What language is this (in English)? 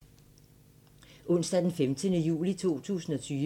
Danish